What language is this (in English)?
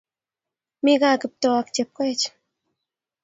Kalenjin